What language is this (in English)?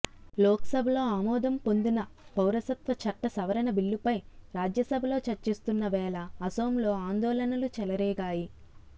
Telugu